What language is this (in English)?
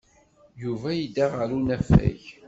Kabyle